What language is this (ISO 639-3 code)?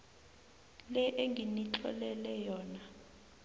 nbl